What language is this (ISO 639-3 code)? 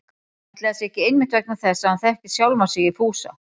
isl